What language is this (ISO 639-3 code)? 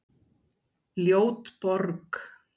isl